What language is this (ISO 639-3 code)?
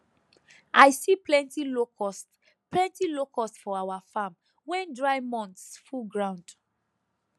pcm